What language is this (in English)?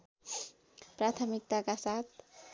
Nepali